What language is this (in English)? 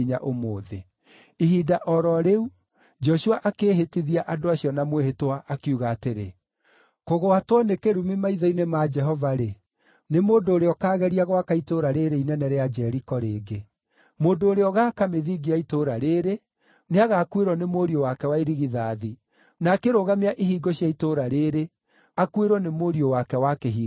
Kikuyu